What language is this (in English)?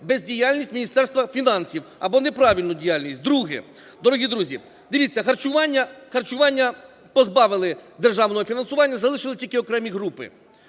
Ukrainian